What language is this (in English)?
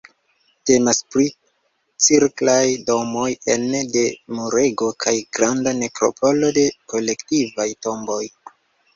Esperanto